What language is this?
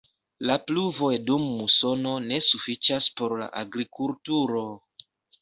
Esperanto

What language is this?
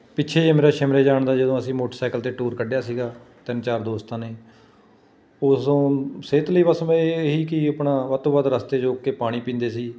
Punjabi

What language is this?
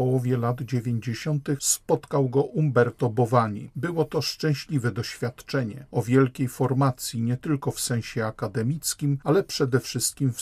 Polish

